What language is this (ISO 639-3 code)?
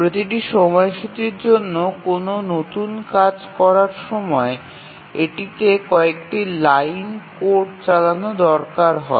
ben